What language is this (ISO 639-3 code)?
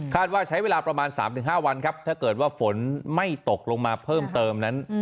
tha